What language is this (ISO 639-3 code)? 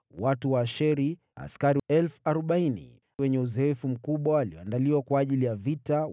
swa